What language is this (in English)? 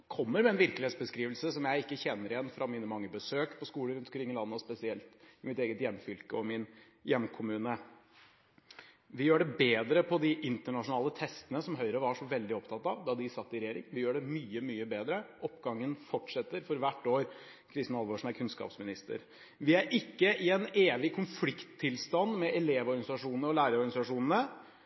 Norwegian Bokmål